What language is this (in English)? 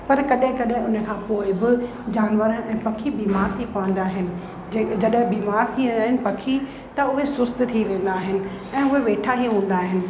Sindhi